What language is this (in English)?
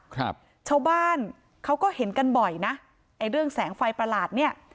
Thai